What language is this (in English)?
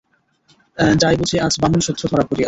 Bangla